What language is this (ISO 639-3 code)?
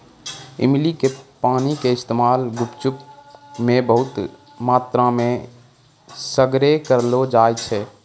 mai